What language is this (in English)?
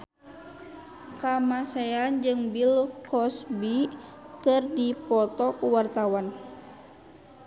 Sundanese